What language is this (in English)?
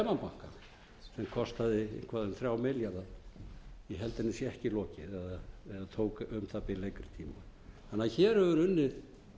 Icelandic